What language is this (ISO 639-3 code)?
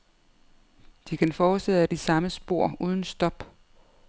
dan